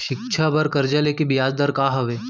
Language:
Chhattisgarhi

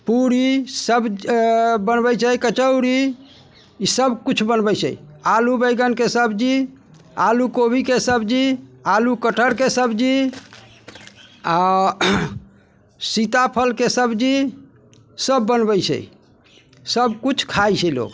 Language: Maithili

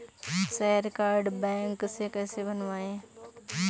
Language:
Hindi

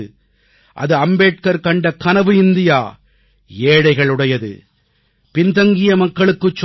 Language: Tamil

